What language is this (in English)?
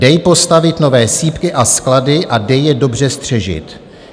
Czech